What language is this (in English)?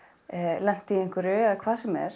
Icelandic